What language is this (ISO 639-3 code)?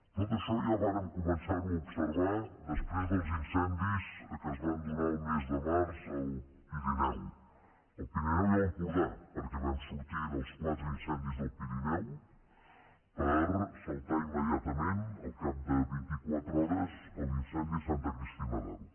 cat